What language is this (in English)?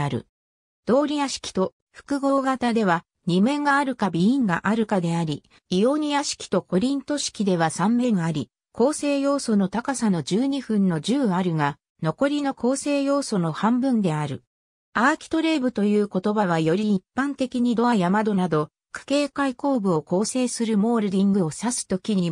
Japanese